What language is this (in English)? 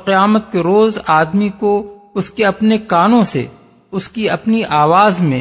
Urdu